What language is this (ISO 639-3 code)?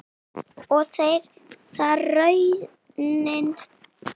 isl